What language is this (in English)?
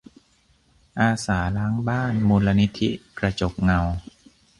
Thai